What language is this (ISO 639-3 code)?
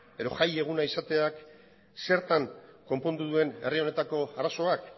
eus